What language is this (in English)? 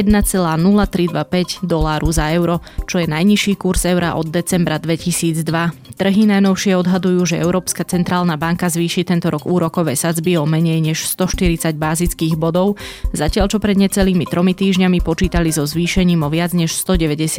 Slovak